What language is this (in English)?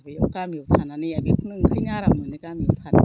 Bodo